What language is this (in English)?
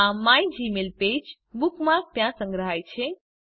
Gujarati